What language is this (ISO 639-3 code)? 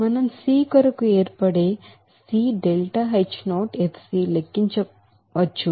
tel